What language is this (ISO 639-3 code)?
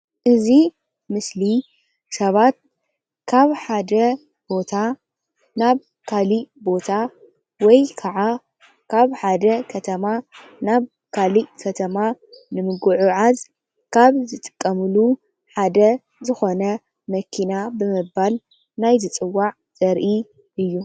tir